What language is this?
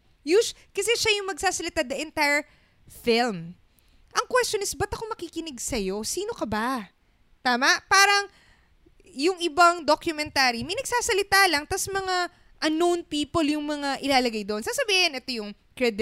Filipino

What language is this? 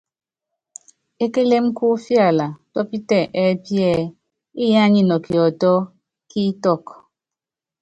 Yangben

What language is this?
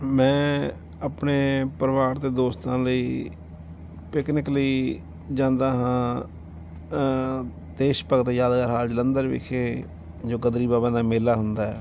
Punjabi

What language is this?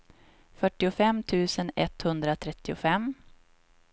Swedish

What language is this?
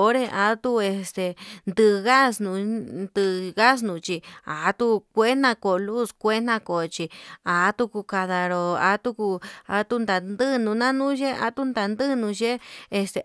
Yutanduchi Mixtec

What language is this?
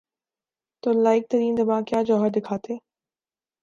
Urdu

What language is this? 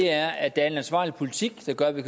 Danish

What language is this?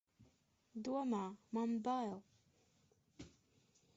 Latvian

